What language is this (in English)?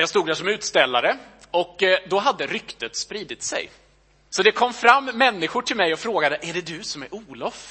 Swedish